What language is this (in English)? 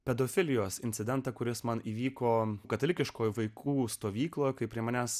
Lithuanian